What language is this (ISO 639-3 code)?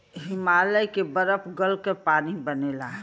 bho